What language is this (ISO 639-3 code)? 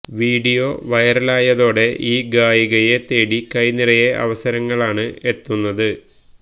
mal